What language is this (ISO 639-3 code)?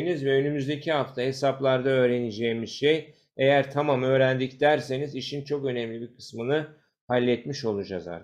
tur